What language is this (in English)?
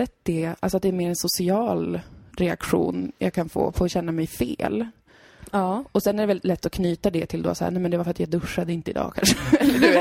Swedish